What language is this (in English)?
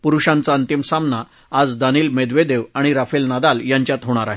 Marathi